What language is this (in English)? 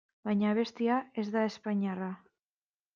Basque